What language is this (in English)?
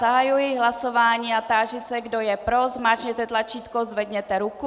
Czech